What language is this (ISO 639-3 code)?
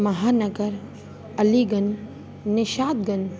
snd